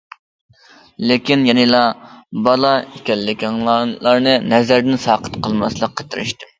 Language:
Uyghur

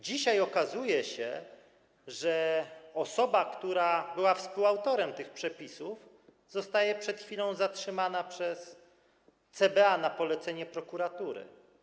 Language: Polish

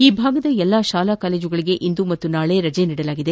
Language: Kannada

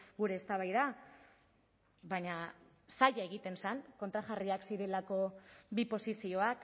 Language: Basque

